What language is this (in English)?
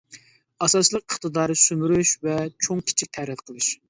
Uyghur